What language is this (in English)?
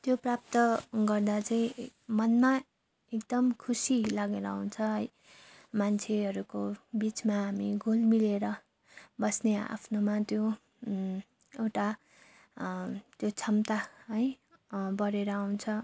Nepali